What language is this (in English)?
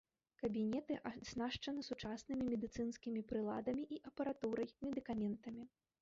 Belarusian